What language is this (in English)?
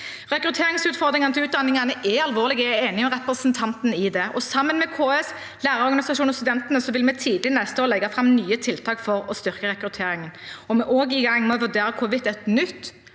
Norwegian